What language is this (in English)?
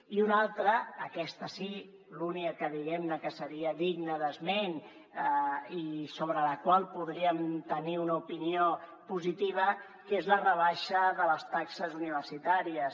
Catalan